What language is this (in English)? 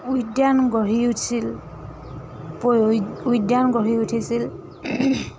Assamese